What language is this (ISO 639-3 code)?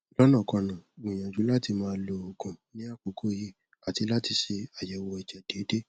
yor